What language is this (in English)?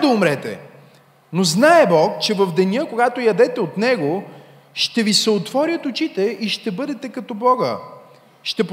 Bulgarian